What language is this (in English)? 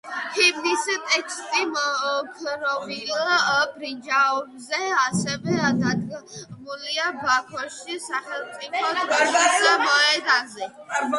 Georgian